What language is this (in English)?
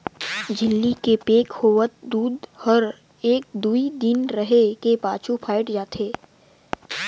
Chhattisgarhi